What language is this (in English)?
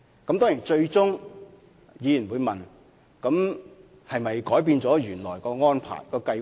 Cantonese